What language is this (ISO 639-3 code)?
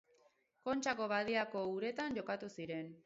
eus